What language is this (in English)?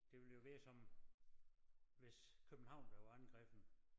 Danish